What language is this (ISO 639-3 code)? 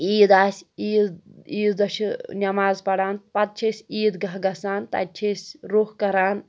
kas